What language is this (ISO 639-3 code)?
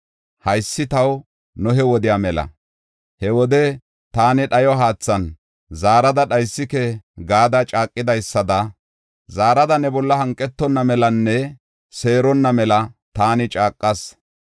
gof